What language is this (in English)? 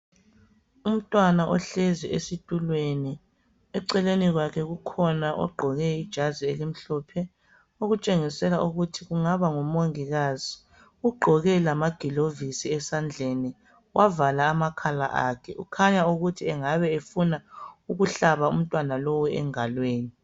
North Ndebele